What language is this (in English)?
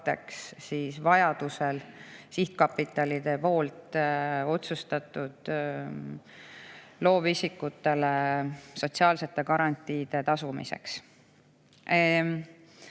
Estonian